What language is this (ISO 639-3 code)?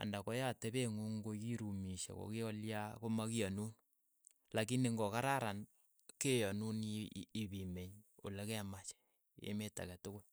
eyo